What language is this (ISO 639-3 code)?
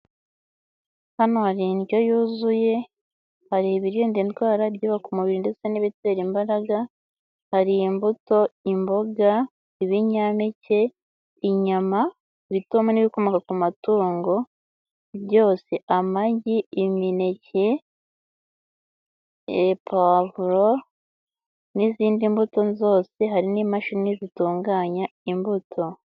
kin